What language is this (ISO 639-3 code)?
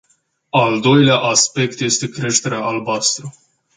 ron